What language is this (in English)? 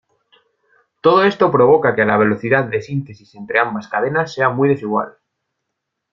Spanish